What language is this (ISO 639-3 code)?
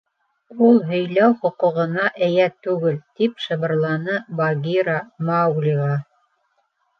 bak